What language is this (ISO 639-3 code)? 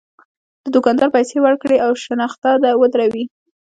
pus